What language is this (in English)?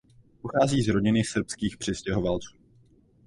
Czech